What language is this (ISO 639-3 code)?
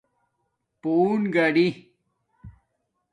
dmk